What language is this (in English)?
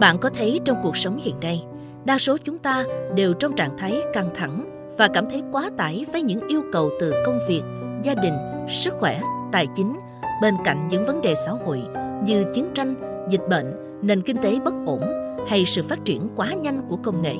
Vietnamese